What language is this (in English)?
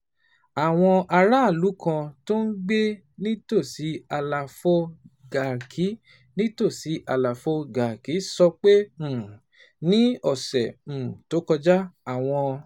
Yoruba